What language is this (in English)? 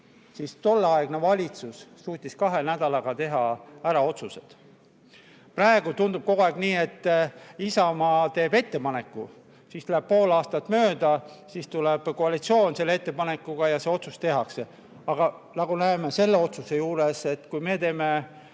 Estonian